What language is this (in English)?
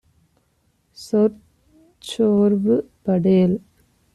Tamil